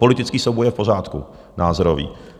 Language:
Czech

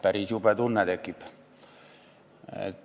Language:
Estonian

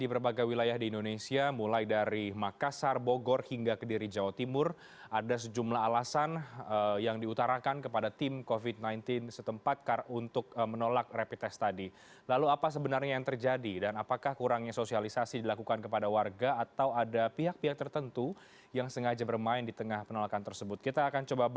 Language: Indonesian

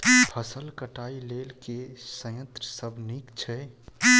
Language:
Maithili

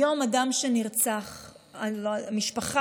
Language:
Hebrew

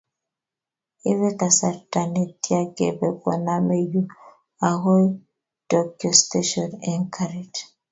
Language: Kalenjin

